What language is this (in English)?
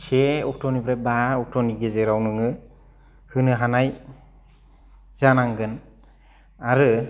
Bodo